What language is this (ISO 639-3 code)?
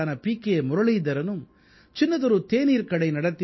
tam